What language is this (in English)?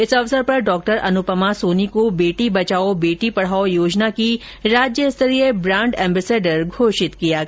Hindi